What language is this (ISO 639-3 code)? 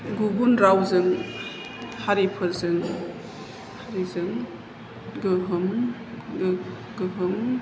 brx